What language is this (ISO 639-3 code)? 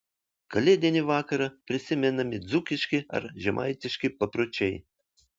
lit